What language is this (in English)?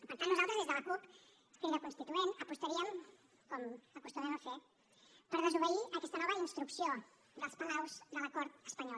Catalan